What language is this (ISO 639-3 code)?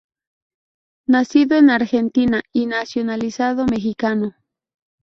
spa